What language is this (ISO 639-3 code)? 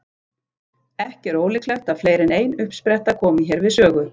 isl